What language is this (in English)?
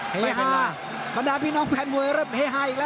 Thai